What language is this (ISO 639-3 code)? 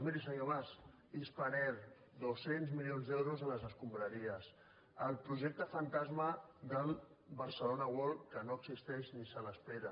cat